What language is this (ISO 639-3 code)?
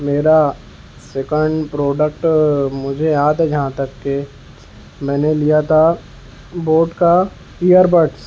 urd